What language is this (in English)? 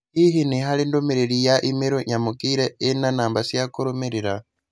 Kikuyu